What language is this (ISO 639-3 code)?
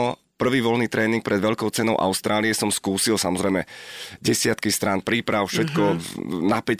slk